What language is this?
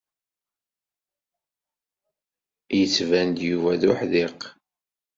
Kabyle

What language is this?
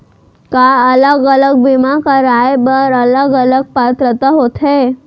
Chhattisgarhi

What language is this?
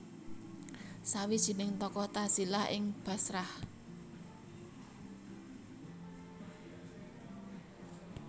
Javanese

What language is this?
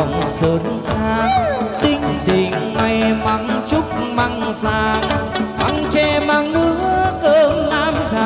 Vietnamese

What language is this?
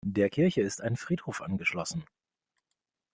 German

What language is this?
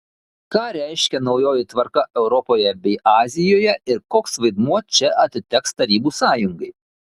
Lithuanian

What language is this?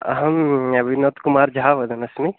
Sanskrit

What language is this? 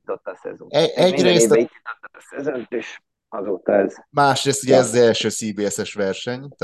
Hungarian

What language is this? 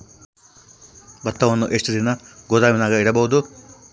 Kannada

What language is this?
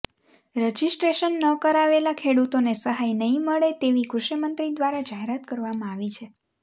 Gujarati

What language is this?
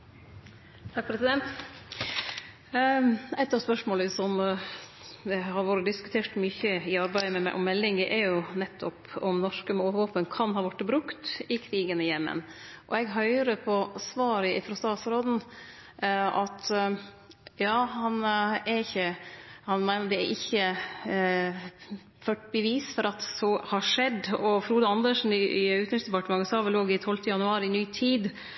Norwegian Nynorsk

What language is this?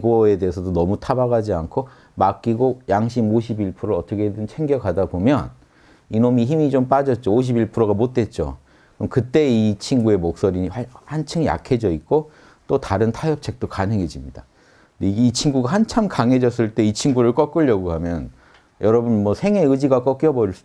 Korean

